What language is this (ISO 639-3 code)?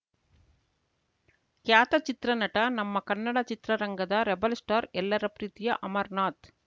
kan